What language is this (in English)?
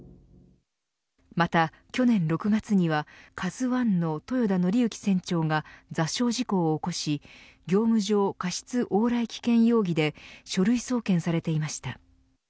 Japanese